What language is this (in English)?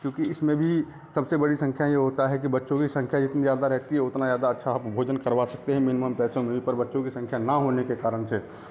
Hindi